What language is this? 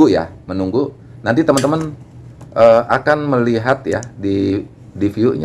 Indonesian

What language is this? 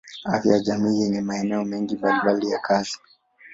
Swahili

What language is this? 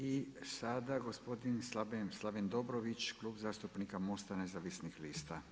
Croatian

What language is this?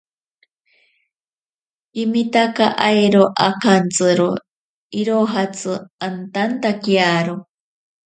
Ashéninka Perené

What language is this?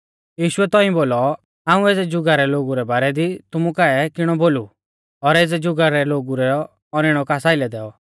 Mahasu Pahari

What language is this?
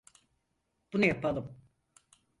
Turkish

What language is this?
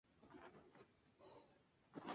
Spanish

